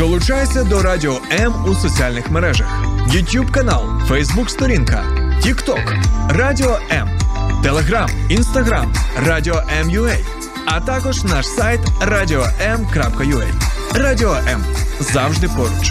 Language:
Ukrainian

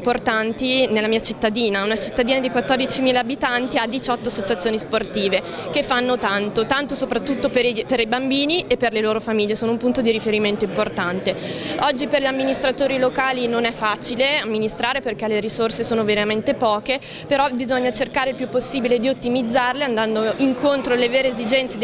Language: Italian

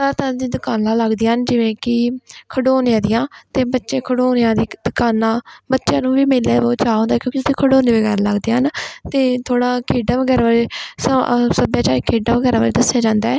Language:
Punjabi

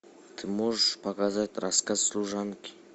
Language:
Russian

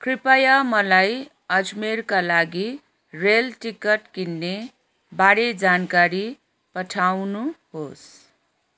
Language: Nepali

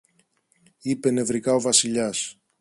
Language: Greek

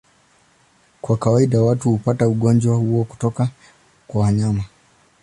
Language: Swahili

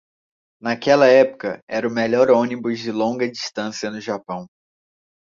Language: Portuguese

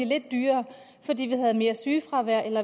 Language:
Danish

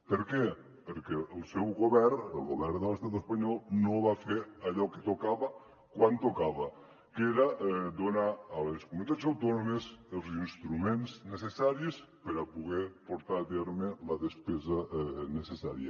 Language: Catalan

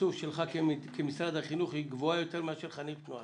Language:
Hebrew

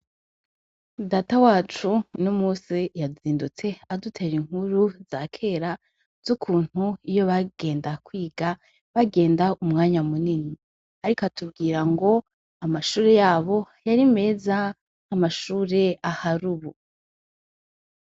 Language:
Rundi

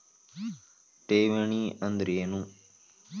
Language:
Kannada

